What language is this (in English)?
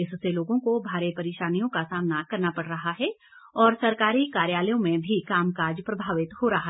Hindi